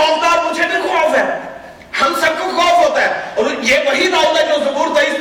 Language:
Urdu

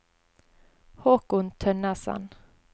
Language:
Norwegian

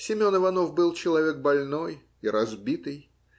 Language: Russian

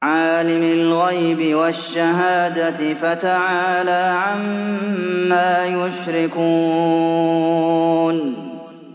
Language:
Arabic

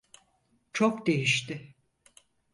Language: Turkish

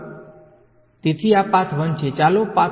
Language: Gujarati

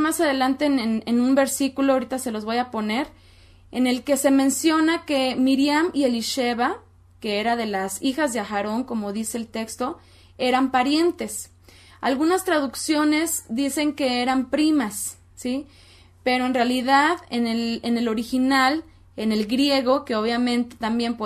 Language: Spanish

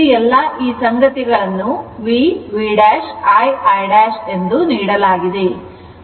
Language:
Kannada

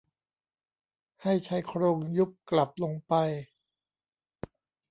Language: Thai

